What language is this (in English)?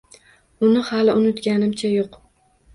Uzbek